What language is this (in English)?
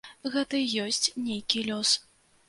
Belarusian